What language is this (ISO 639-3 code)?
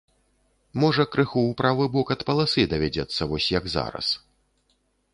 bel